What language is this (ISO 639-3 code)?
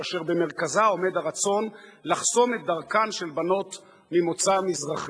heb